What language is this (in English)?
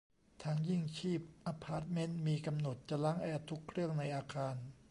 Thai